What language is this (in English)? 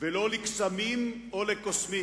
Hebrew